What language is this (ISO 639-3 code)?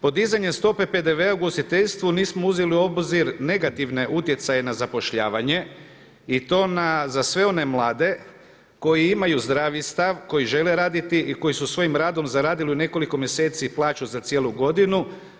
hrv